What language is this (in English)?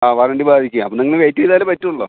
Malayalam